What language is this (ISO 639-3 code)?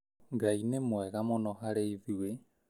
kik